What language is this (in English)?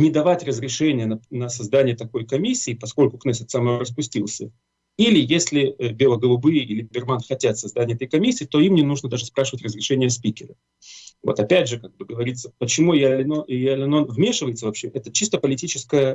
Russian